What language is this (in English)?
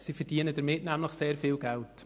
Swiss German